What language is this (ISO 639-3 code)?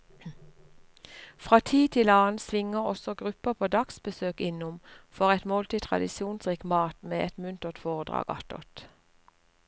nor